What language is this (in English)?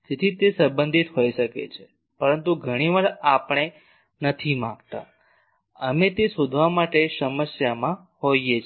Gujarati